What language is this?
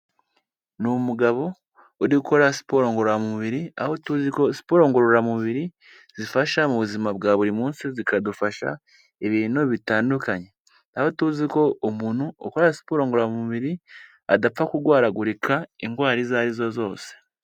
Kinyarwanda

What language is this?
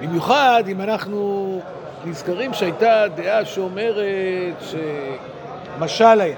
Hebrew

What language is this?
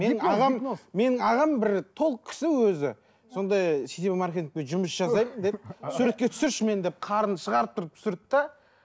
Kazakh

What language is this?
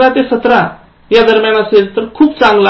Marathi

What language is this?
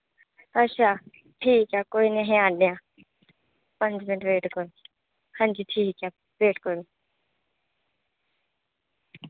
Dogri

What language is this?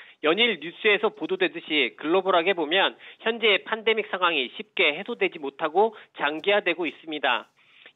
Korean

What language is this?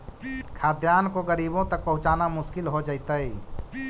Magahi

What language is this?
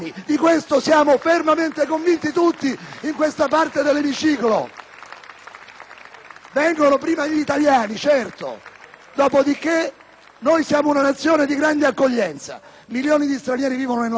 Italian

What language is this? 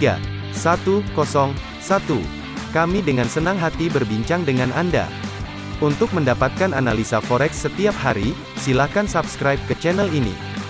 Indonesian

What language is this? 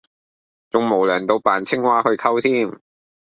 Cantonese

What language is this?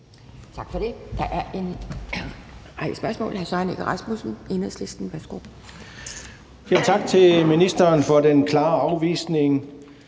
Danish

